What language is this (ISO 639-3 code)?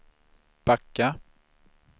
swe